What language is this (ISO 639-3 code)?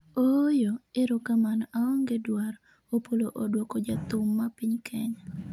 luo